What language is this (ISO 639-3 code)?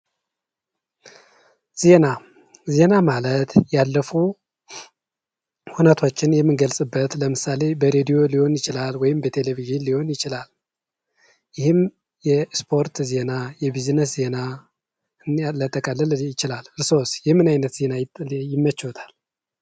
amh